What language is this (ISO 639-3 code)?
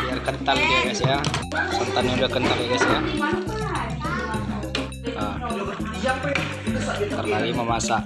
ind